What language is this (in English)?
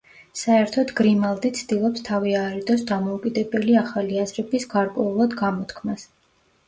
Georgian